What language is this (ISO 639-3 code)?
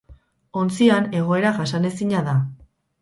eus